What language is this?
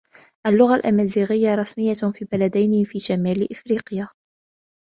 Arabic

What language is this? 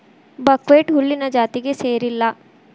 Kannada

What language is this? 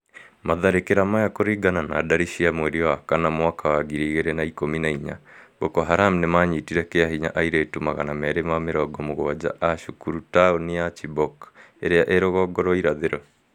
Kikuyu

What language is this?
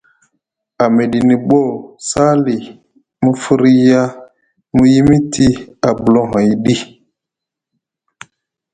Musgu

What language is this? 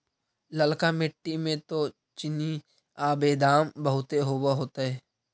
Magahi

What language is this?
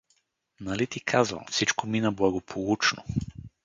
Bulgarian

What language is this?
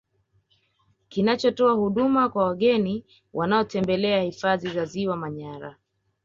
Swahili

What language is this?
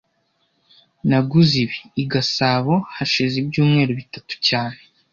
Kinyarwanda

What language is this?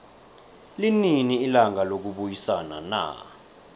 South Ndebele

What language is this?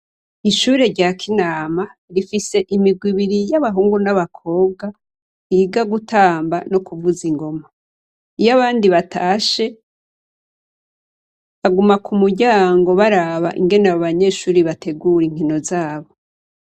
Rundi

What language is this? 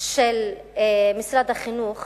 Hebrew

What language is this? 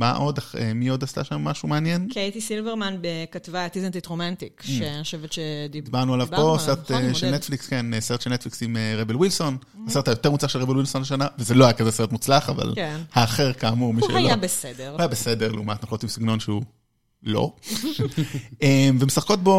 Hebrew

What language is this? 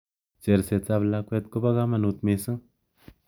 Kalenjin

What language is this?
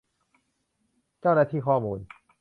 Thai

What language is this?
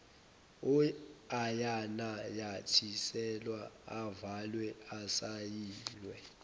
Zulu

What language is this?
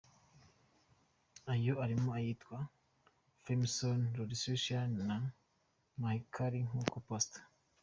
Kinyarwanda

